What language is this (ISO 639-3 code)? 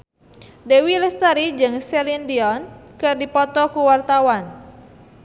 sun